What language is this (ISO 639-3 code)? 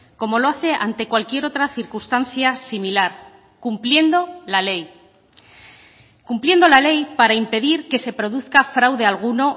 spa